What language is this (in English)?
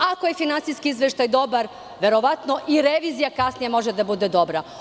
Serbian